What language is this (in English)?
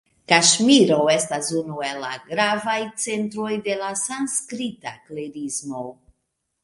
Esperanto